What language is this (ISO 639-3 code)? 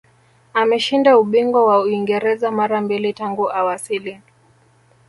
swa